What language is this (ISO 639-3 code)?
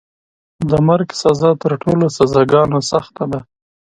pus